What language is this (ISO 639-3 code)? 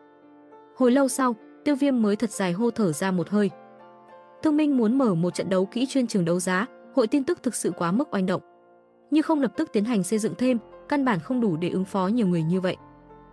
vie